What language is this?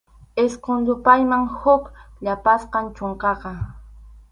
Arequipa-La Unión Quechua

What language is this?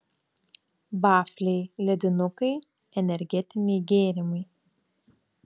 Lithuanian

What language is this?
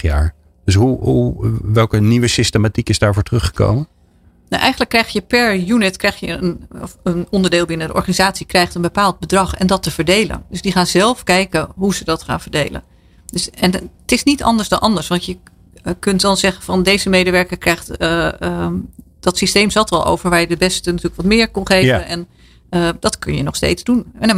Dutch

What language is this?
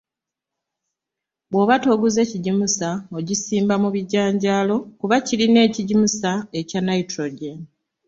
Ganda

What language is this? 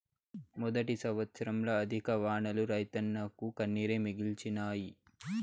Telugu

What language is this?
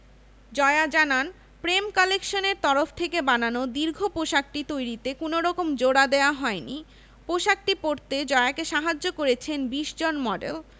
Bangla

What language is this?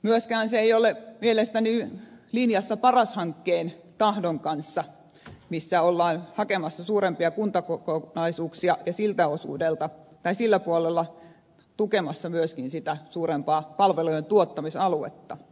Finnish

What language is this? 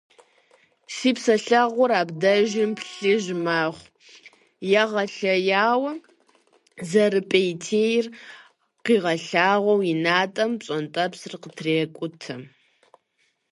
Kabardian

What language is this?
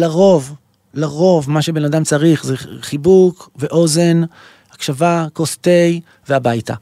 Hebrew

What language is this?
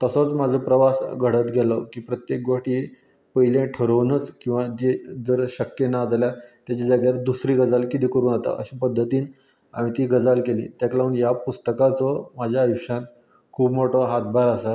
Konkani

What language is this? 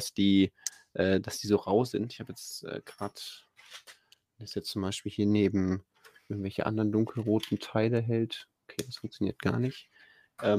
German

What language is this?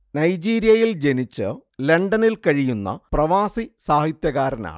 Malayalam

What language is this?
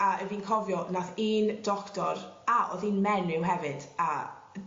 Welsh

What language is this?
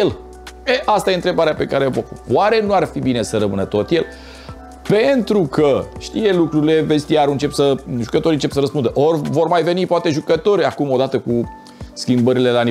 Romanian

